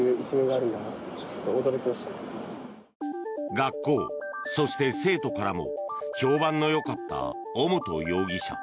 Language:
Japanese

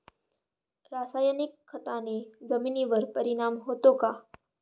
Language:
Marathi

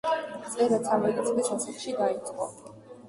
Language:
Georgian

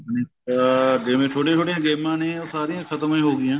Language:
Punjabi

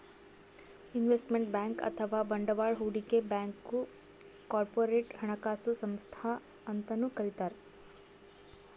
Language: Kannada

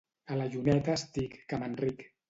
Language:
Catalan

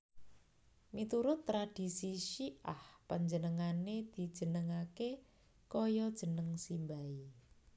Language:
Javanese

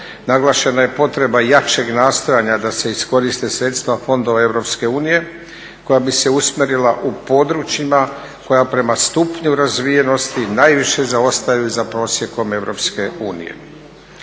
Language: Croatian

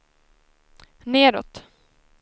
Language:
Swedish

